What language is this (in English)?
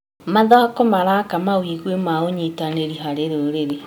Kikuyu